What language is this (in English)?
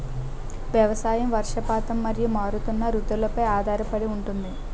Telugu